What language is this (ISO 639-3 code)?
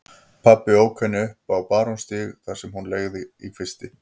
isl